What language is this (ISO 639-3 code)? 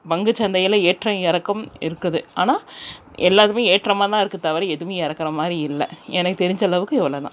tam